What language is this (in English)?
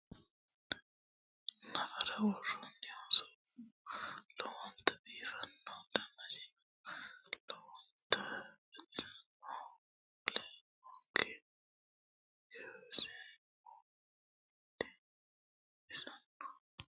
Sidamo